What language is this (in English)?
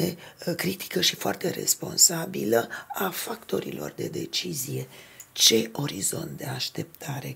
Romanian